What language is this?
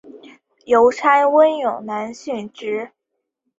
Chinese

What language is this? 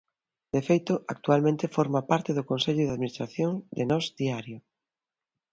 Galician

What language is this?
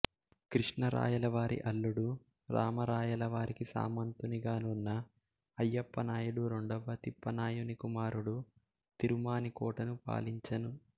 Telugu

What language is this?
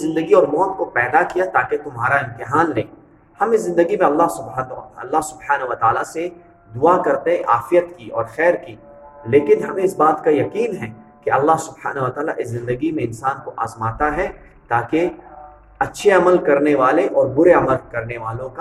Urdu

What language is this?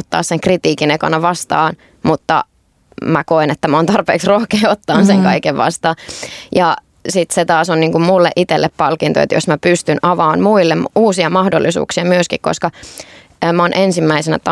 Finnish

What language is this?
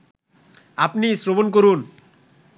Bangla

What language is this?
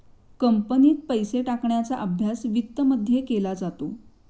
Marathi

